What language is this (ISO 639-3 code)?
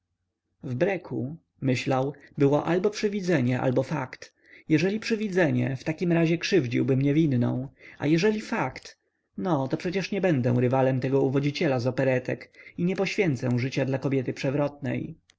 pol